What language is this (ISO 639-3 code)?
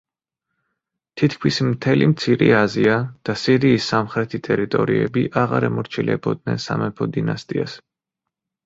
kat